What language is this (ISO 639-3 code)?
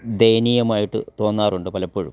mal